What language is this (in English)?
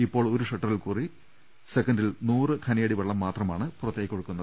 Malayalam